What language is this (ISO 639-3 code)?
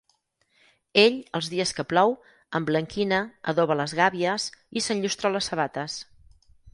cat